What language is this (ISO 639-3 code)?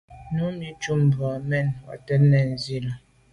byv